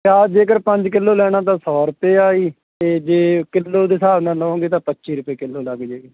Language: Punjabi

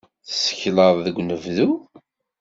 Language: Kabyle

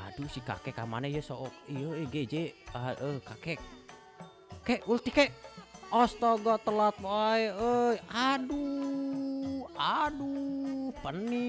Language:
Indonesian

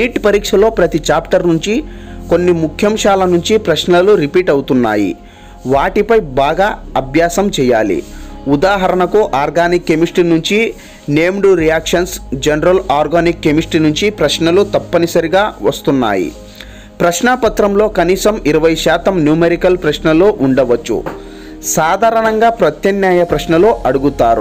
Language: Hindi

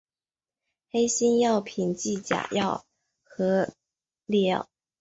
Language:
Chinese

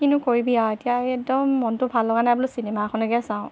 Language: Assamese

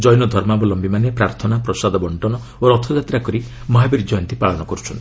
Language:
Odia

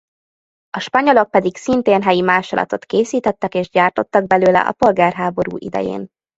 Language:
Hungarian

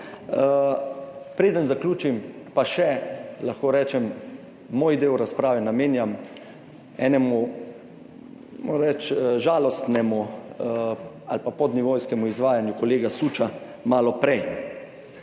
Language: Slovenian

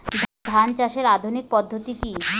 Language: Bangla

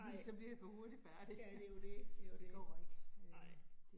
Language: Danish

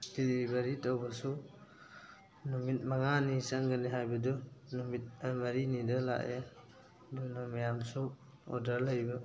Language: Manipuri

